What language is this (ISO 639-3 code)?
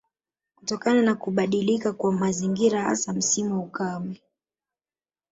swa